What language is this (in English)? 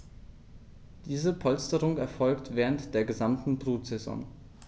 German